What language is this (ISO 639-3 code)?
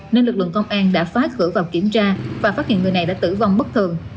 vie